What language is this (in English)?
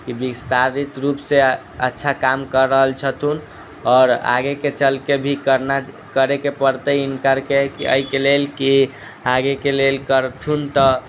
Maithili